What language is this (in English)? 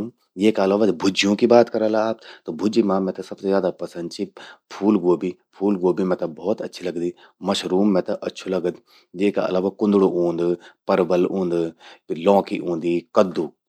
Garhwali